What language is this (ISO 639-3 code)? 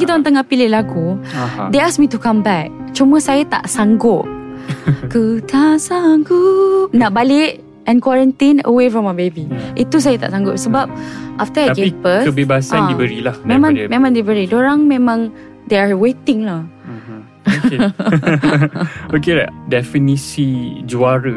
msa